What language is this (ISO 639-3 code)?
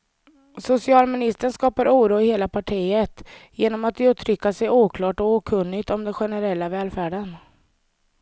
swe